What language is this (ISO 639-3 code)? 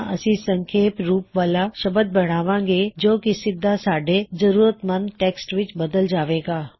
pan